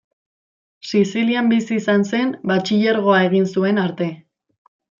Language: Basque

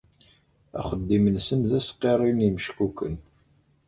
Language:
Kabyle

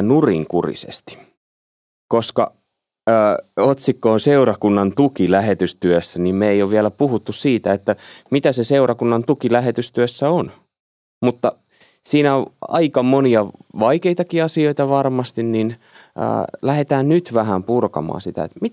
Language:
Finnish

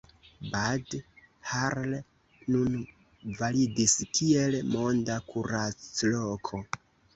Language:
Esperanto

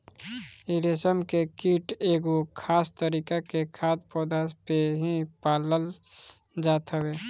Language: Bhojpuri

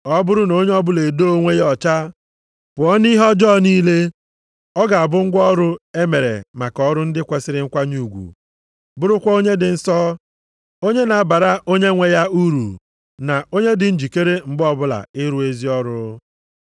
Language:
Igbo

